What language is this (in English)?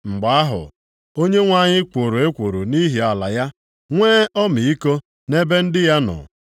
Igbo